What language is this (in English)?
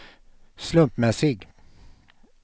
Swedish